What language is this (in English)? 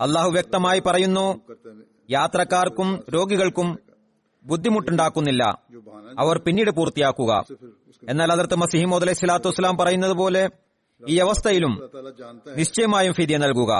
Malayalam